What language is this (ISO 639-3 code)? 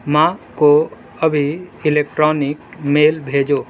urd